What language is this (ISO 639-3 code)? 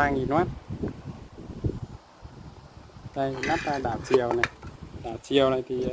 vie